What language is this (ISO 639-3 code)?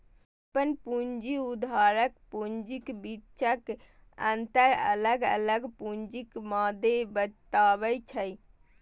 mai